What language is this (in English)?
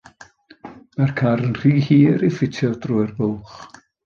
Welsh